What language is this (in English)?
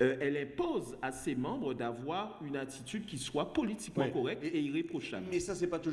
French